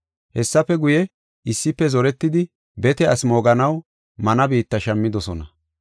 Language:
Gofa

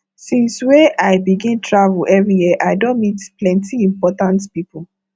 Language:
Nigerian Pidgin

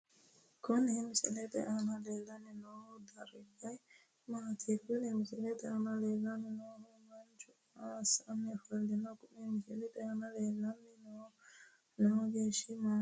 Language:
Sidamo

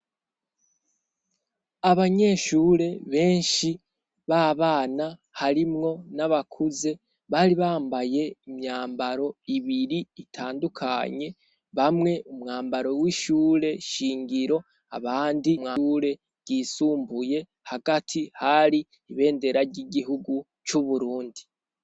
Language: Rundi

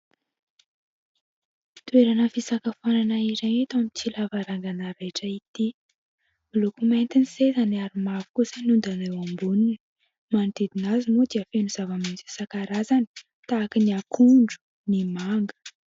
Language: Malagasy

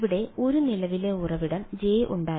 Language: Malayalam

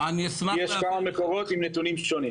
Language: Hebrew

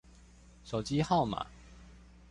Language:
Chinese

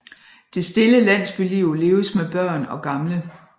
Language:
Danish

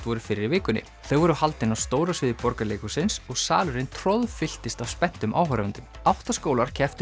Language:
Icelandic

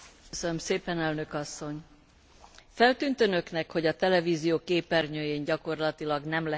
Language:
Hungarian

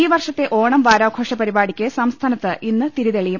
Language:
Malayalam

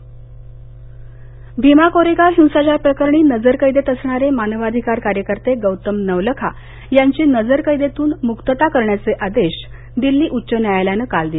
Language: Marathi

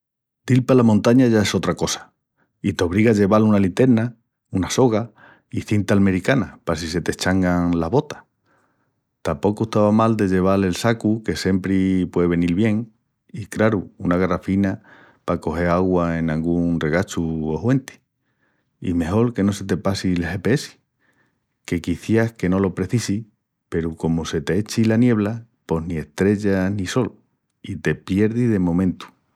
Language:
Extremaduran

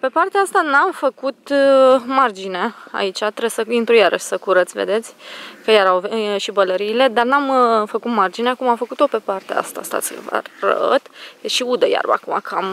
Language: Romanian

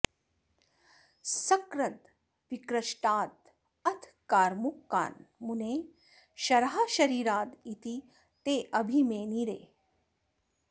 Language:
Sanskrit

